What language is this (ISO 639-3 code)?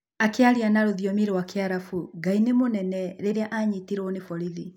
kik